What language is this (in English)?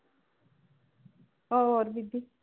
Punjabi